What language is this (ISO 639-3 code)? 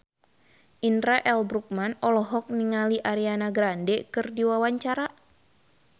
sun